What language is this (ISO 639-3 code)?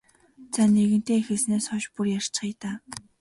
mon